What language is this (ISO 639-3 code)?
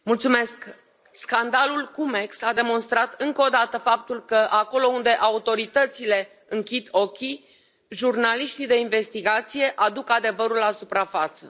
ron